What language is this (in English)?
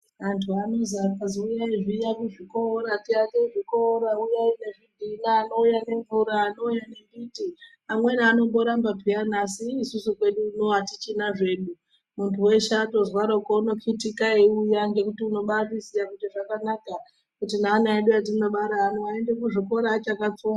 Ndau